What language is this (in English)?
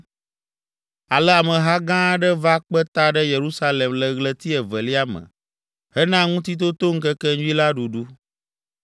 Ewe